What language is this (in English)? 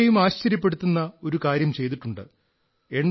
Malayalam